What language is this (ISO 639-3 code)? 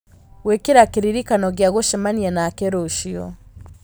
kik